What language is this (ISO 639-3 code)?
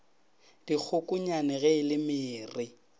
nso